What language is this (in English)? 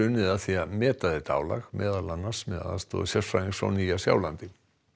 Icelandic